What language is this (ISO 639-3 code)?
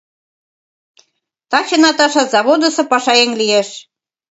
chm